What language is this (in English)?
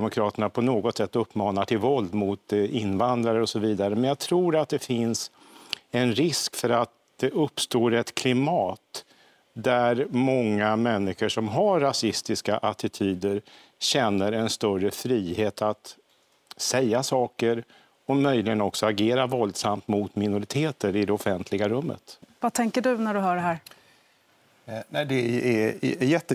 Swedish